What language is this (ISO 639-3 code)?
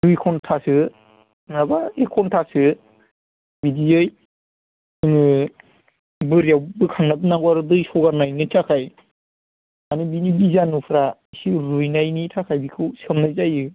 brx